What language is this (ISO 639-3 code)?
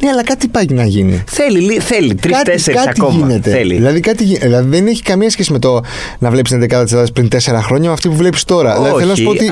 ell